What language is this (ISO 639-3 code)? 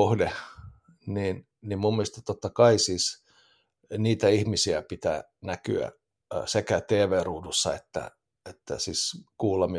fin